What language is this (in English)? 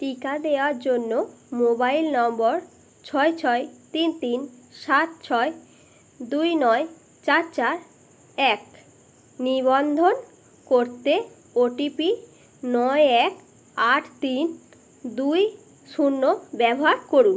Bangla